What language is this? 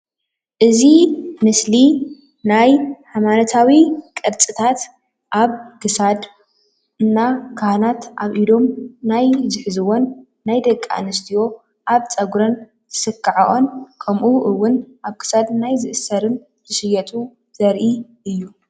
Tigrinya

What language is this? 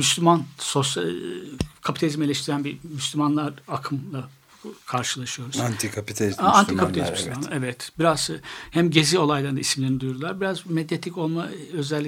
Turkish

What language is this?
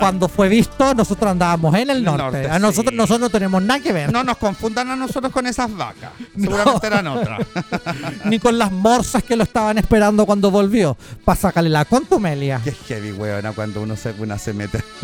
Spanish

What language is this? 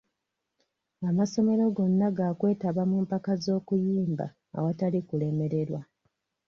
Ganda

